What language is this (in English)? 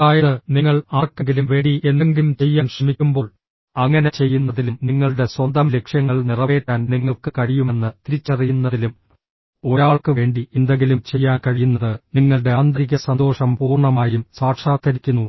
Malayalam